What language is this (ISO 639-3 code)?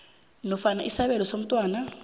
nbl